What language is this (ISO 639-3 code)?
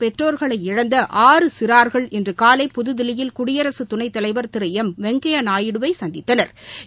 tam